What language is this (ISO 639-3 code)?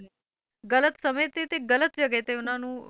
pan